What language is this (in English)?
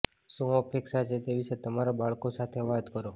Gujarati